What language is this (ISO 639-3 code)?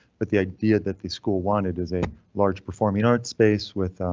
eng